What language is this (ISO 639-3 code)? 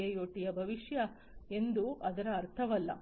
kan